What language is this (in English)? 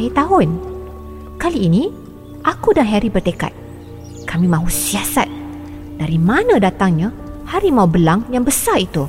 Malay